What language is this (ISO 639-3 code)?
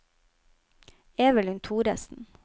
nor